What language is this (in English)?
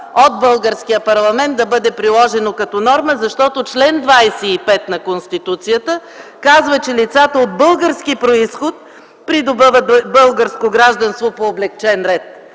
Bulgarian